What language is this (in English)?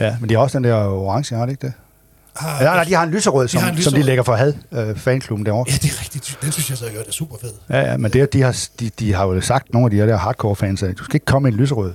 Danish